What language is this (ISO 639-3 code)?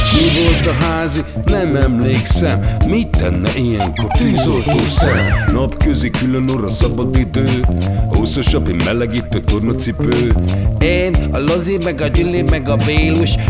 hun